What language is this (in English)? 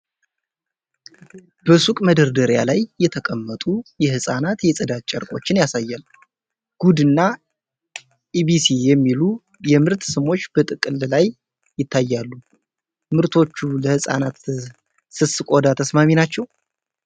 Amharic